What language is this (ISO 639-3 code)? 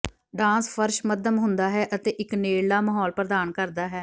pan